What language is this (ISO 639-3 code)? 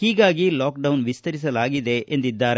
kan